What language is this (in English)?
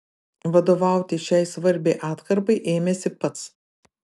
Lithuanian